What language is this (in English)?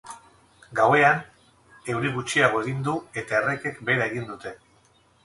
Basque